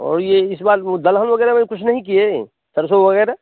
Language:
Hindi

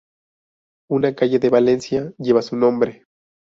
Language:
Spanish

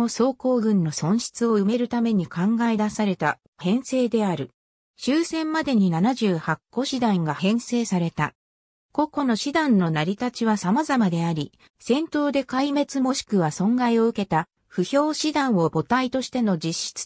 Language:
Japanese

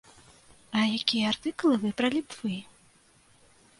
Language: Belarusian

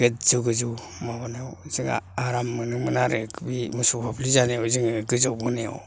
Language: Bodo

